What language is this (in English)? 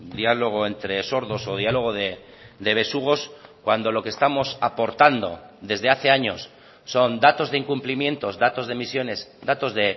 Spanish